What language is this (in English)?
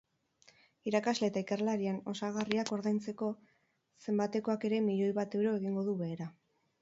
Basque